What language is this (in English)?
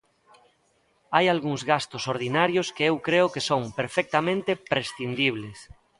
Galician